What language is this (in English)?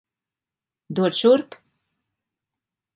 Latvian